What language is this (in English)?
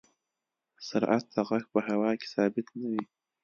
Pashto